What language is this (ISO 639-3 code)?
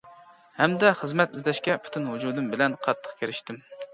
uig